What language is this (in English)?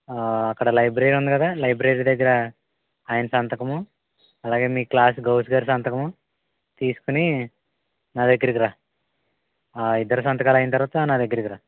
Telugu